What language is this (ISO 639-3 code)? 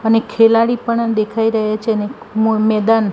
guj